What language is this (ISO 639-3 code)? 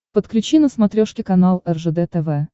rus